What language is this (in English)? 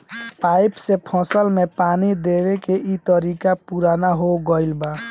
Bhojpuri